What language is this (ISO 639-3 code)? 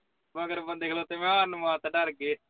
pan